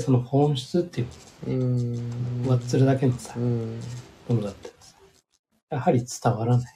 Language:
Japanese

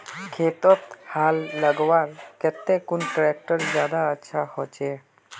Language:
Magahi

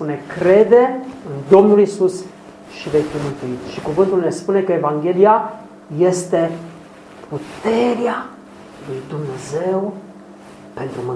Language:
Romanian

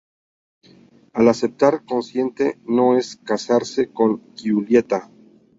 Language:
Spanish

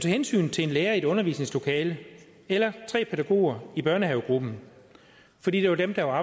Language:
Danish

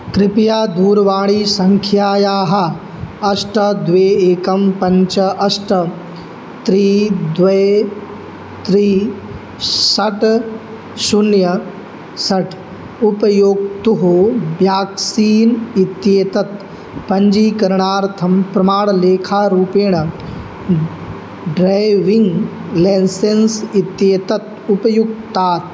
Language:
Sanskrit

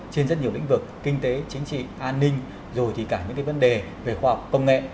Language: Vietnamese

